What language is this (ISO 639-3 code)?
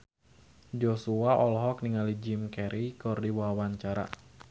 sun